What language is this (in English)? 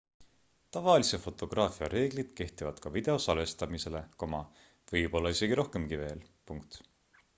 Estonian